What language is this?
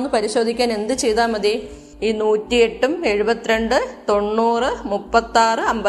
Malayalam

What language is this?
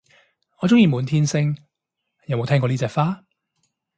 Cantonese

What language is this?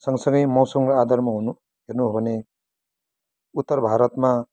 Nepali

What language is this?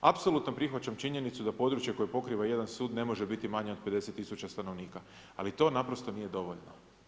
Croatian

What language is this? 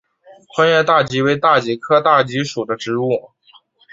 Chinese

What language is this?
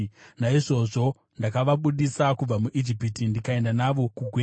Shona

